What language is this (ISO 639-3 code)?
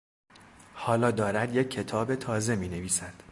fas